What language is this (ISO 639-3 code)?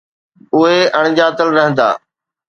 snd